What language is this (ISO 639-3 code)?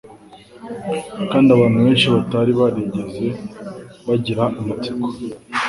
kin